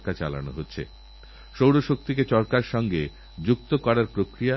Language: Bangla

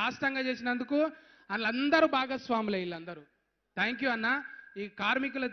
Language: Telugu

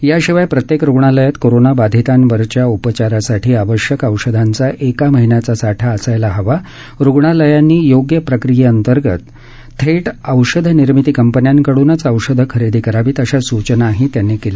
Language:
Marathi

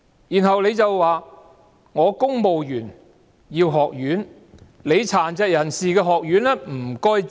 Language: Cantonese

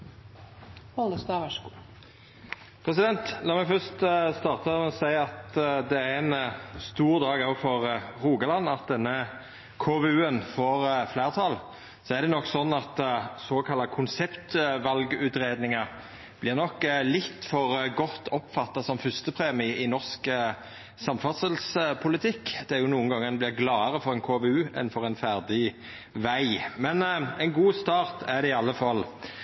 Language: Norwegian Nynorsk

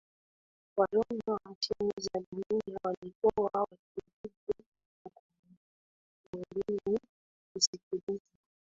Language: Swahili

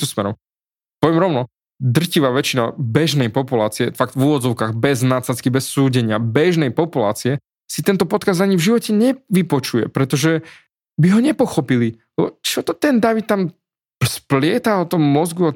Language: Slovak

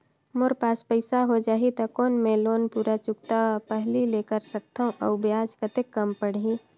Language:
Chhattisgarhi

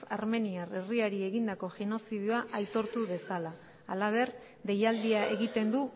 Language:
Basque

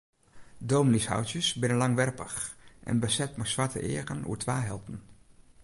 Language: Western Frisian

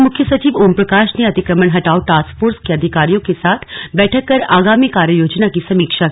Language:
Hindi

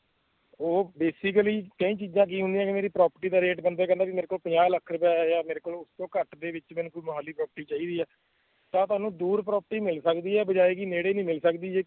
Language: Punjabi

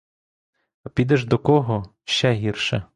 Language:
Ukrainian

